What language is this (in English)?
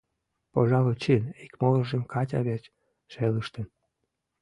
Mari